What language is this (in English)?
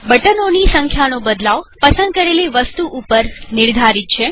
Gujarati